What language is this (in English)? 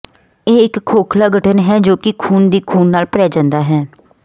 Punjabi